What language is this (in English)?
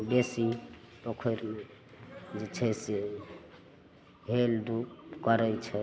Maithili